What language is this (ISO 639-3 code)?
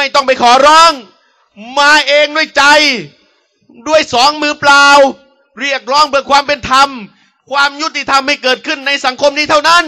tha